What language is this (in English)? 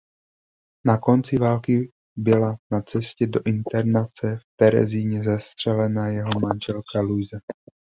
Czech